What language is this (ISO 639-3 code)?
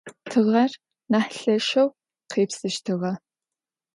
ady